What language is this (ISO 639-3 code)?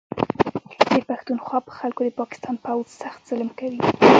pus